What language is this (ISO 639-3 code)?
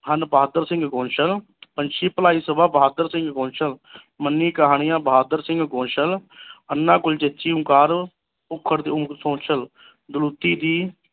pan